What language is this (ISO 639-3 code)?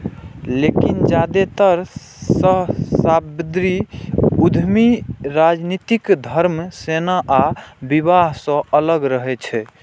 mai